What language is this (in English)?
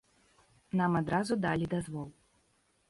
Belarusian